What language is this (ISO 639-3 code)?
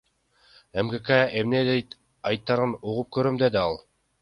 kir